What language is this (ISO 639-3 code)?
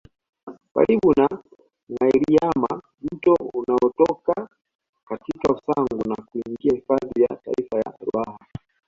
swa